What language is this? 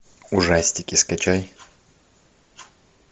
Russian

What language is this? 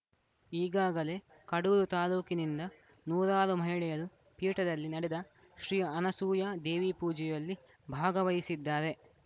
Kannada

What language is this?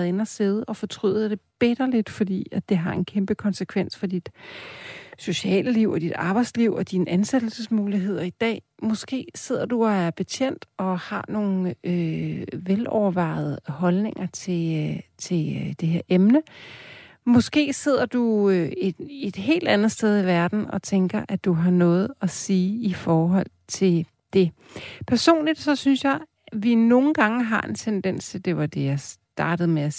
Danish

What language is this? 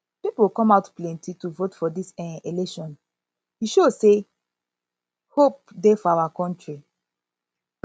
Nigerian Pidgin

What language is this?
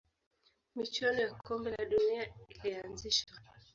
Swahili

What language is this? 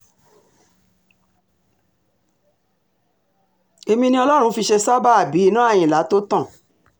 Yoruba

